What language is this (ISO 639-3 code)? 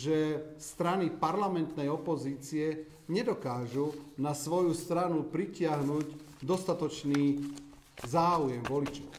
slk